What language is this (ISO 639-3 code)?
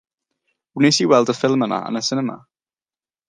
cym